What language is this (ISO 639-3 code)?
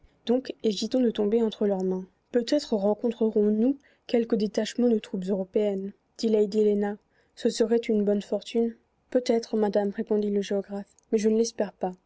fra